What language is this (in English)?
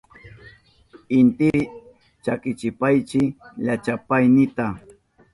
Southern Pastaza Quechua